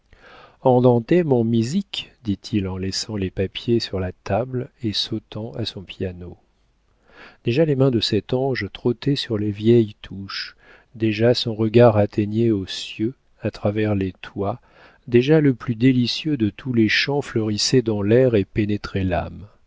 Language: French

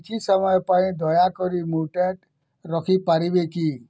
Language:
Odia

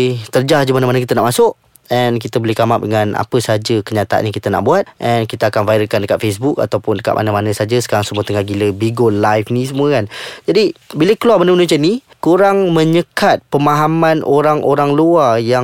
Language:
Malay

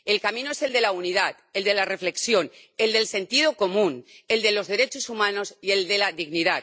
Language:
Spanish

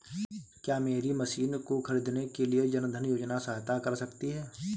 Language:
Hindi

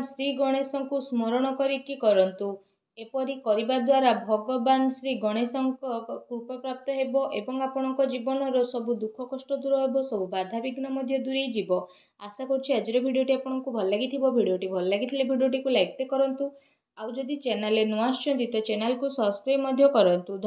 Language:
Gujarati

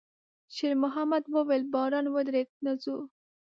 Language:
Pashto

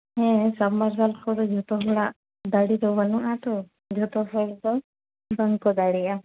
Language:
Santali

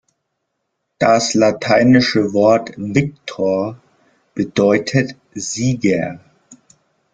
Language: German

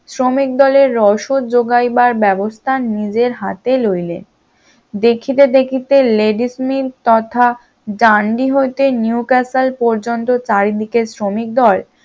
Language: Bangla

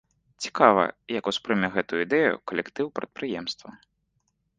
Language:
Belarusian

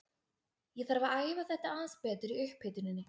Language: Icelandic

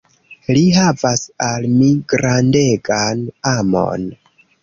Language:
Esperanto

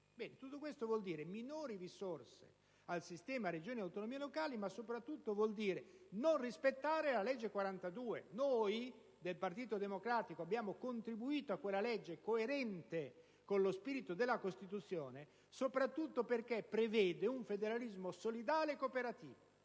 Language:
Italian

